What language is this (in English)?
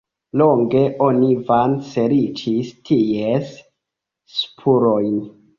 Esperanto